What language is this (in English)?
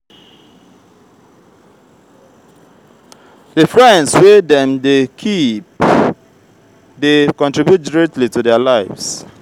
Nigerian Pidgin